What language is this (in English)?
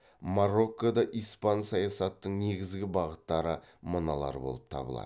Kazakh